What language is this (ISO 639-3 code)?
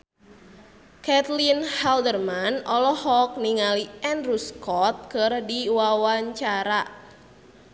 sun